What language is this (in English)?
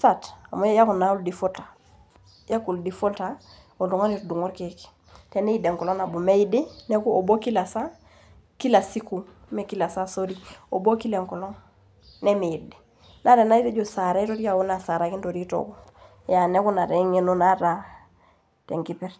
Masai